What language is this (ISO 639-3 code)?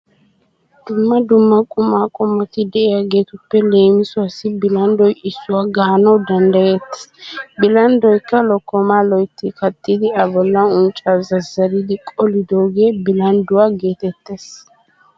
wal